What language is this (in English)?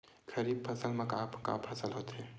Chhattisgarhi